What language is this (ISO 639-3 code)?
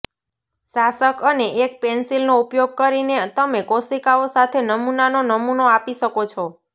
guj